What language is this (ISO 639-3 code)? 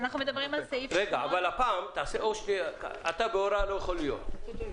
heb